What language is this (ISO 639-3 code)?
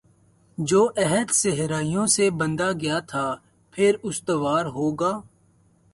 urd